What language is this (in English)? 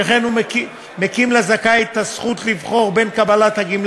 Hebrew